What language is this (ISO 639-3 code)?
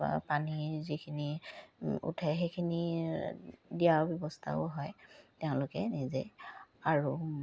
asm